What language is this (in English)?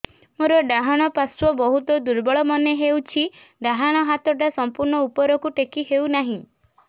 Odia